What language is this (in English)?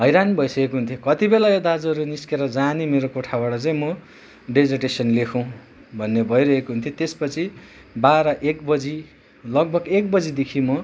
Nepali